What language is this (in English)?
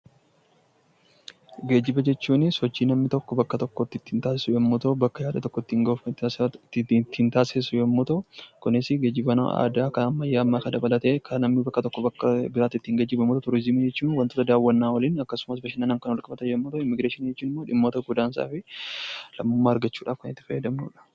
Oromo